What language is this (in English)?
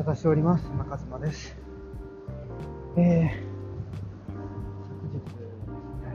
Japanese